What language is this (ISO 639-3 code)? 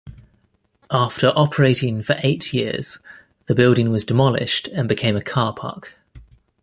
eng